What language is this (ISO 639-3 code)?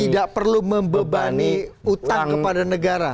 ind